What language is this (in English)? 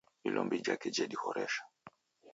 Taita